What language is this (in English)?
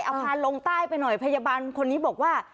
Thai